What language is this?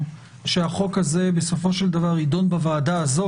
Hebrew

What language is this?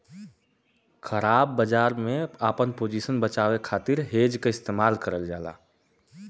Bhojpuri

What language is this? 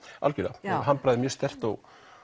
Icelandic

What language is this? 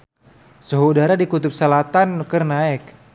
Sundanese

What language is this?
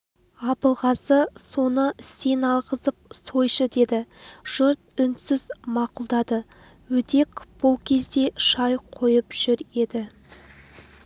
Kazakh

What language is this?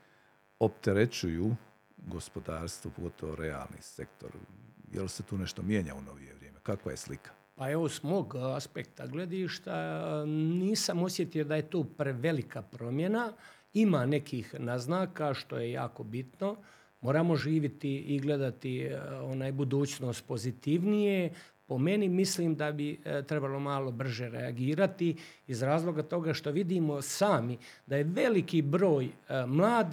Croatian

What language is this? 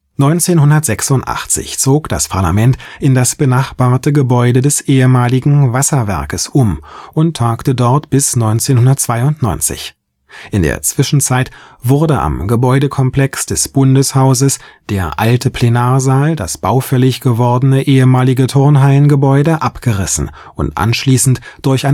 German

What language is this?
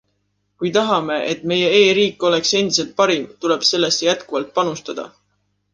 Estonian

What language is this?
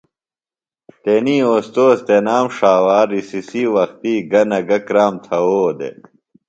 Phalura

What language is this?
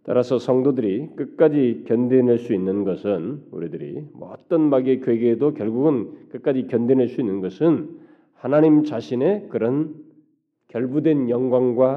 Korean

